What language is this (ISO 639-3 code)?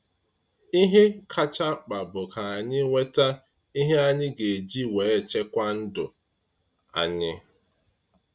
ibo